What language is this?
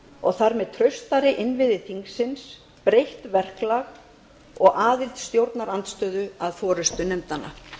Icelandic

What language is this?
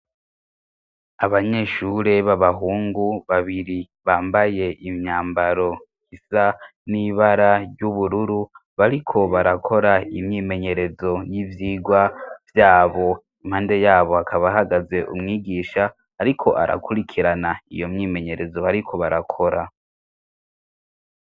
Rundi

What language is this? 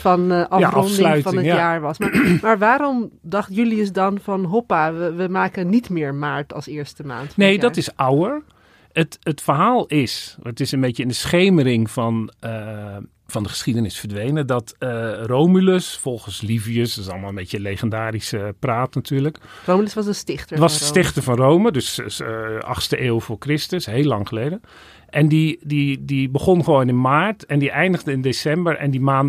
Dutch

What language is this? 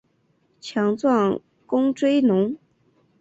Chinese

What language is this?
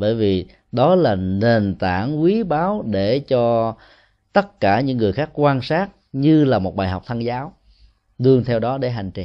Vietnamese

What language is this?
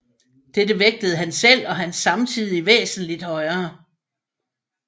Danish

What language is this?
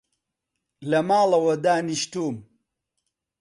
Central Kurdish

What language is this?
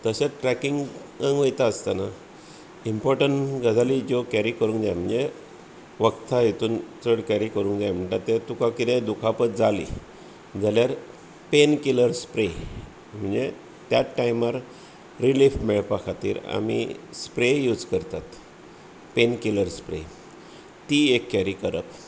Konkani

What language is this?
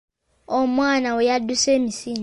Ganda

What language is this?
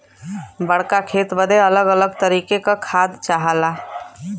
Bhojpuri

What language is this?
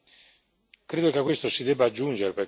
Italian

